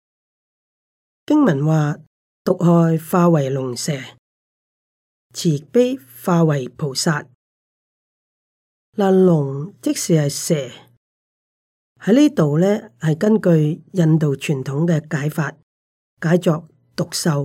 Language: Chinese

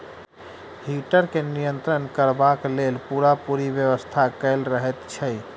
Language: Maithili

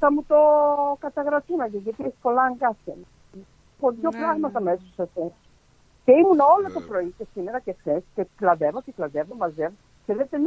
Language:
Greek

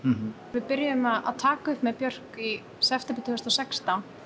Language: Icelandic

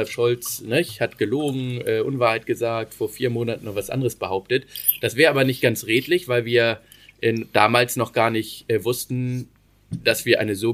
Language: German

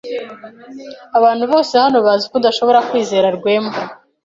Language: Kinyarwanda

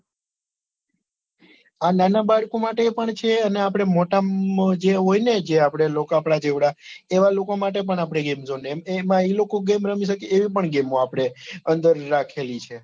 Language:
Gujarati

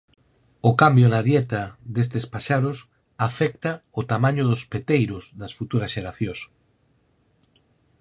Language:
Galician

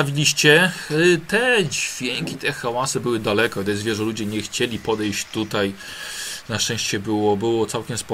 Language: Polish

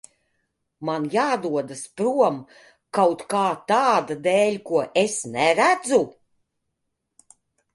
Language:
Latvian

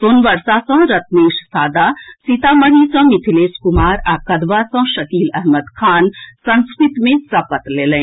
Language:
Maithili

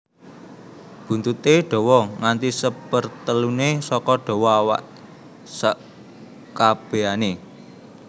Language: Javanese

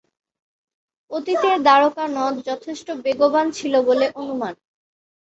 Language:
Bangla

